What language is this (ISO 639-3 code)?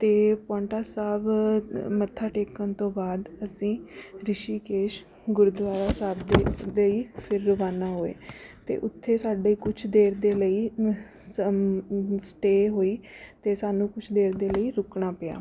pan